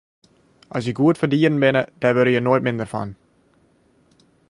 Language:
Western Frisian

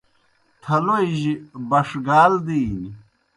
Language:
Kohistani Shina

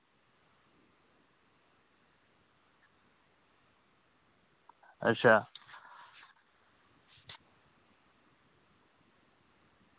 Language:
Dogri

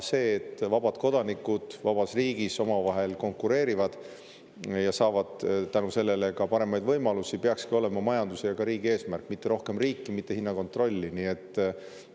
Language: Estonian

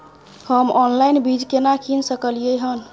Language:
Maithili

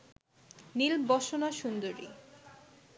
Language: Bangla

